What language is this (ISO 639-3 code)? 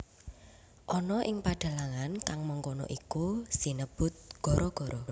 jav